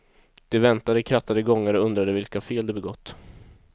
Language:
Swedish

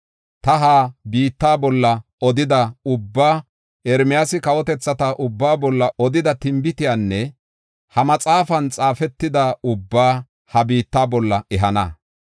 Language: Gofa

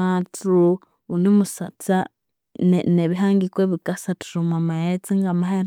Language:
Konzo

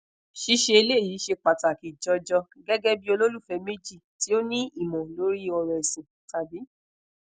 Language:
Yoruba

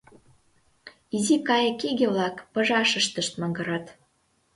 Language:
Mari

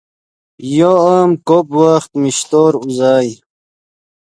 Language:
Yidgha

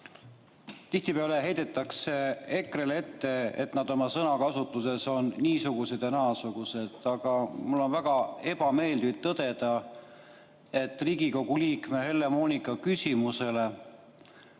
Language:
Estonian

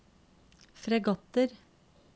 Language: Norwegian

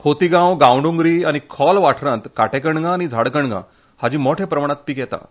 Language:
Konkani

